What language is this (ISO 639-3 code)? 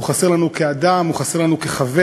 heb